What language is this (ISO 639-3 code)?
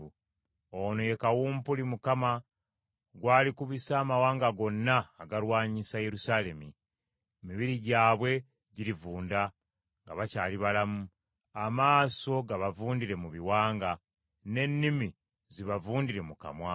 lug